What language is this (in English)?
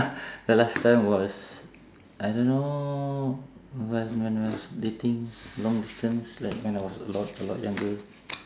English